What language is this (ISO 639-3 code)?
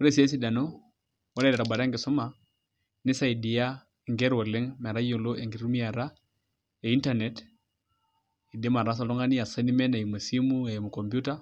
mas